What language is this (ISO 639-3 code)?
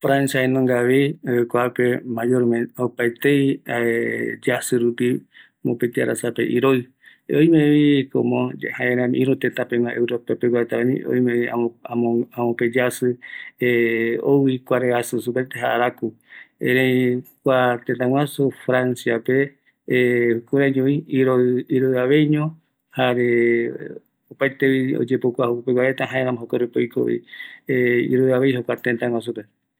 gui